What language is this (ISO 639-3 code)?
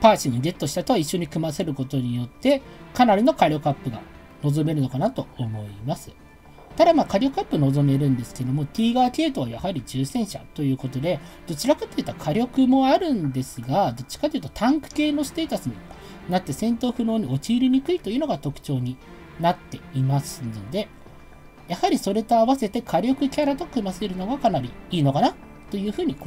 jpn